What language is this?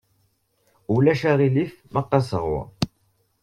Kabyle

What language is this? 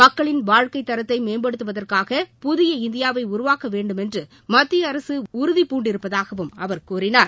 Tamil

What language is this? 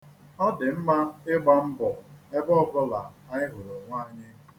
Igbo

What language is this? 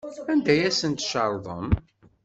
Kabyle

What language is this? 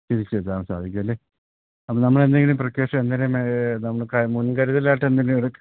Malayalam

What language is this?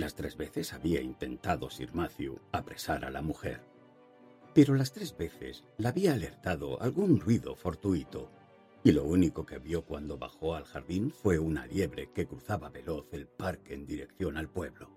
Spanish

